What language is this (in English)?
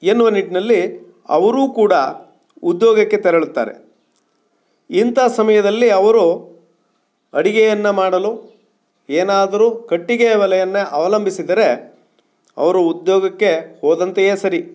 Kannada